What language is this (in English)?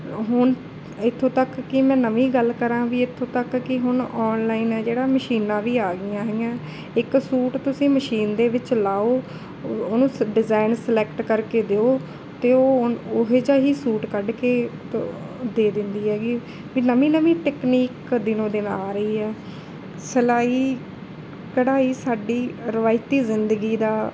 Punjabi